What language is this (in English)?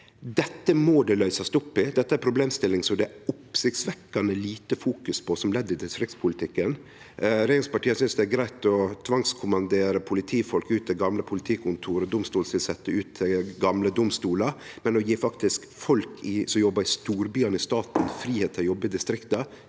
Norwegian